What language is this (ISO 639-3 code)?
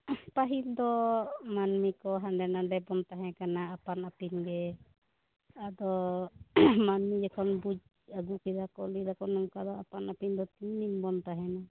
sat